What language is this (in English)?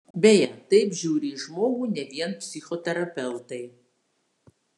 Lithuanian